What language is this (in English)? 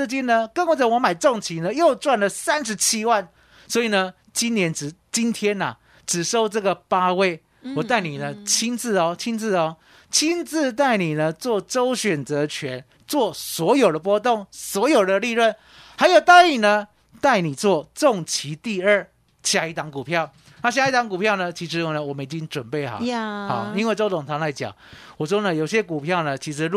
Chinese